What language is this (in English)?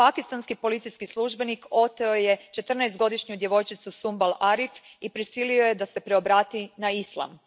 Croatian